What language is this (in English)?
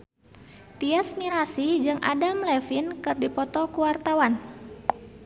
Sundanese